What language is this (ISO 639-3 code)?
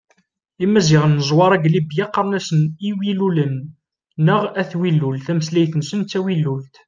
kab